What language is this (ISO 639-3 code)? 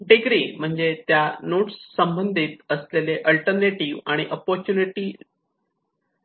mar